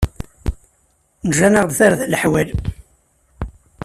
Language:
Kabyle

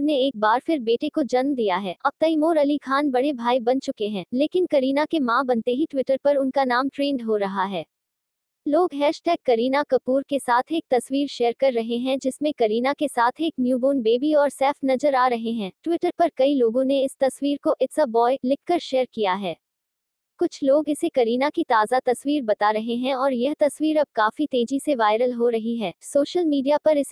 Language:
Hindi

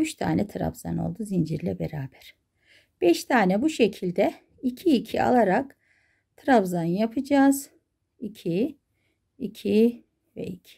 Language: Turkish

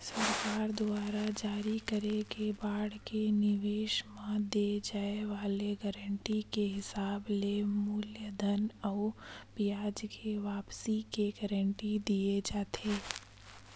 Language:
Chhattisgarhi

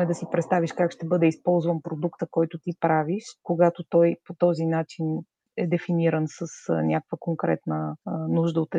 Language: Bulgarian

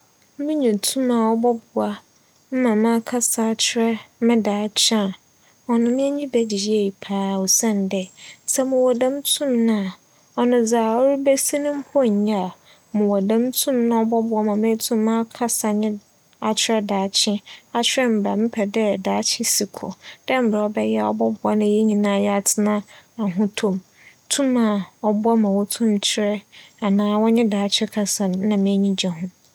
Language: Akan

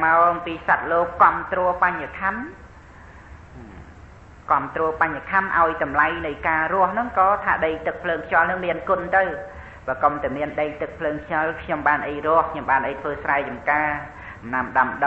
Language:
Thai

